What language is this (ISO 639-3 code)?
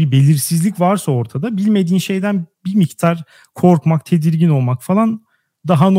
tur